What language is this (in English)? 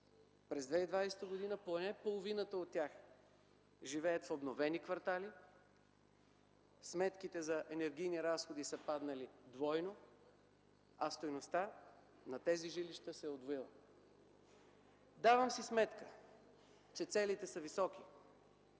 Bulgarian